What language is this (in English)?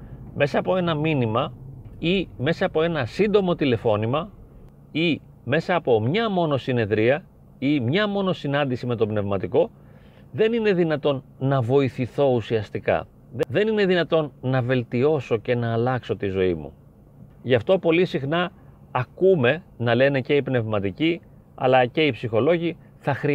Greek